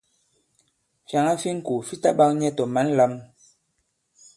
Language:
Bankon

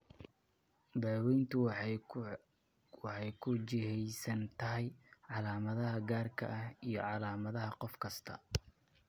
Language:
Somali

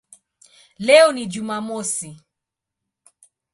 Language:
Swahili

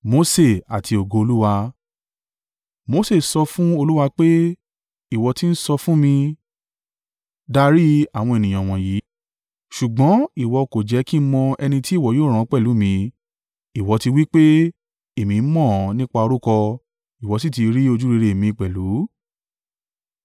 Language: Yoruba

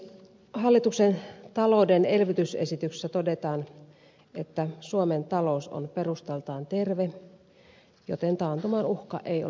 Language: Finnish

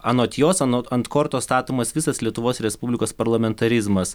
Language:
Lithuanian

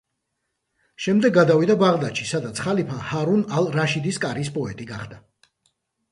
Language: Georgian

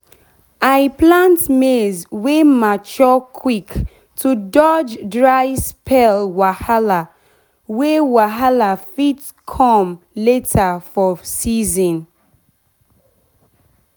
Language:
Nigerian Pidgin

